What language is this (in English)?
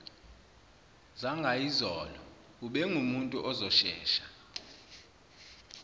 Zulu